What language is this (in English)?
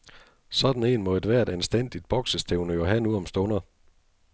Danish